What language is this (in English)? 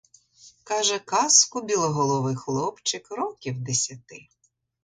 Ukrainian